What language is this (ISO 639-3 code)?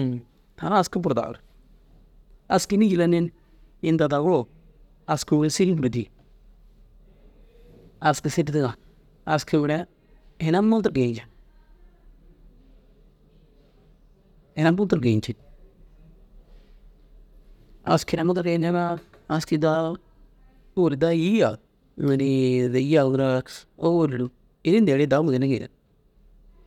dzg